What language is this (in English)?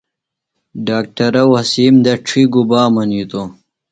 Phalura